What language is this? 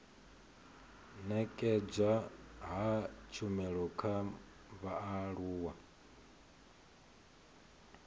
Venda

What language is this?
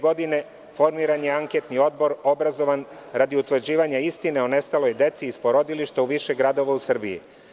Serbian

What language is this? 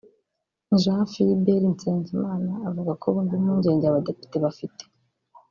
Kinyarwanda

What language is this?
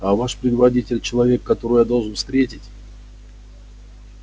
Russian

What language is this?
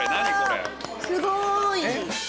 Japanese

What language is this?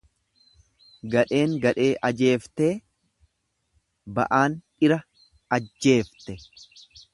Oromo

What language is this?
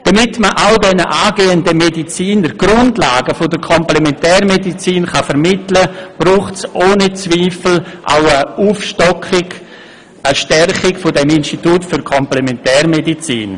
Swiss German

